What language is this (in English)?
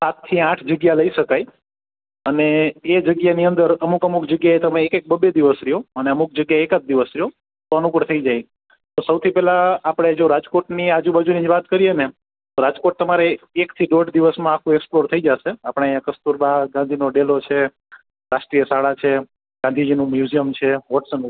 Gujarati